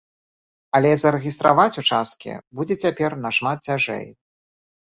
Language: Belarusian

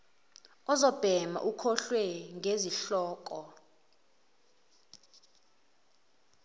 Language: Zulu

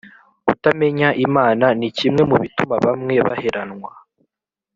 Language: Kinyarwanda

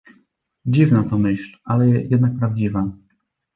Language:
Polish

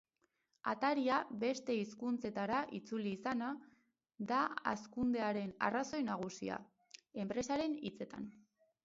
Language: Basque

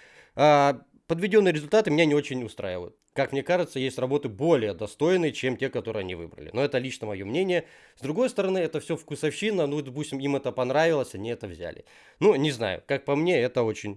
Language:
Russian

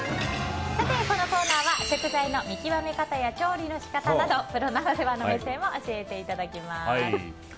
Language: Japanese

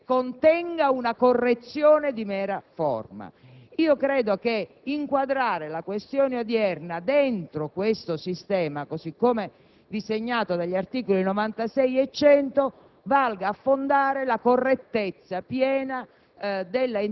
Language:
Italian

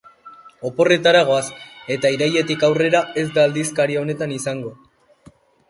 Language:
Basque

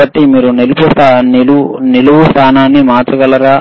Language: Telugu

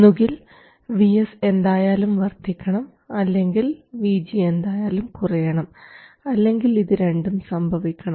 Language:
Malayalam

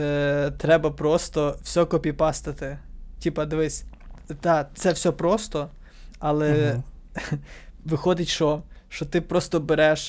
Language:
Ukrainian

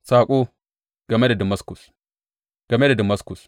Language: Hausa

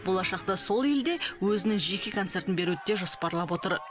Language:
Kazakh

